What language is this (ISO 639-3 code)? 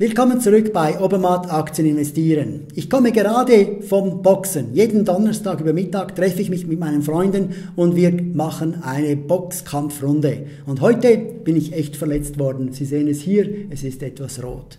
deu